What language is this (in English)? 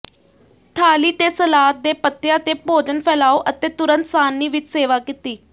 Punjabi